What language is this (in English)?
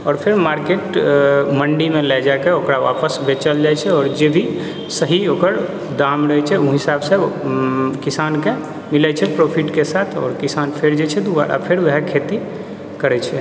Maithili